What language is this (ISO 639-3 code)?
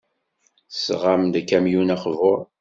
kab